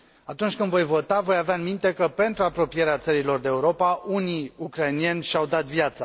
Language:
Romanian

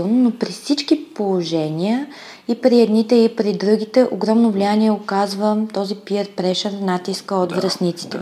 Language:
Bulgarian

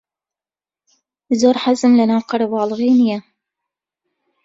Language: Central Kurdish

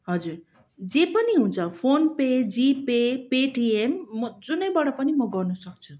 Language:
Nepali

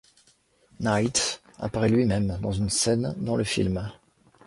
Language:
French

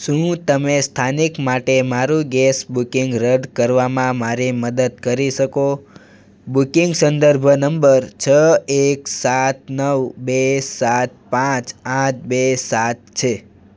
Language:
Gujarati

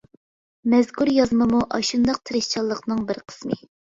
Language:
Uyghur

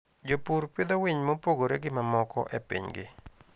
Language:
Luo (Kenya and Tanzania)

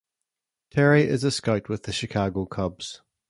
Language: English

